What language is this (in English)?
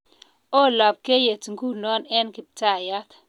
Kalenjin